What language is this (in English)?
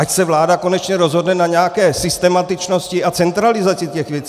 Czech